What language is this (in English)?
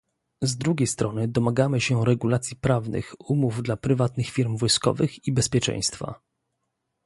Polish